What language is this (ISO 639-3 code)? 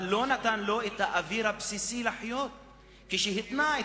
heb